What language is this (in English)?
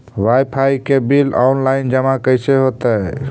Magahi